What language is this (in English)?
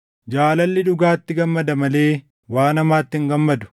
Oromo